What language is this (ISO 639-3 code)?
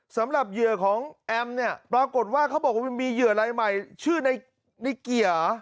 tha